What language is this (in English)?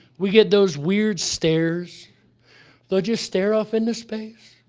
English